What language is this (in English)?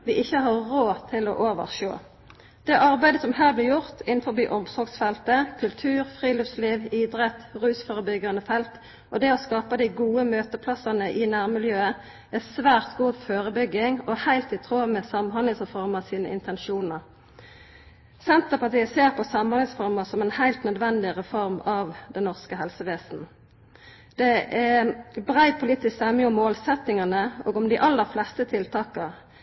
Norwegian Nynorsk